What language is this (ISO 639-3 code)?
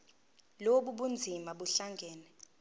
zul